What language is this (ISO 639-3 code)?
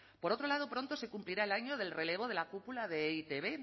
spa